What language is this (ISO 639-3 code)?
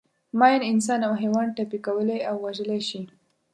pus